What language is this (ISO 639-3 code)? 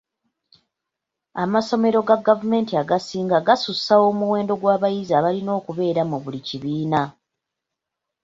lug